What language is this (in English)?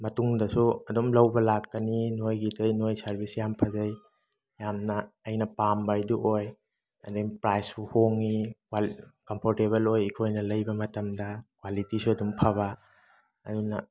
Manipuri